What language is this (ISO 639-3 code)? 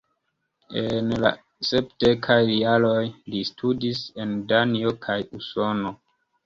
epo